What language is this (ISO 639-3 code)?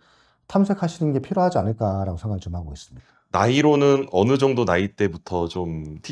kor